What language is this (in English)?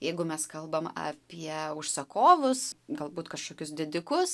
Lithuanian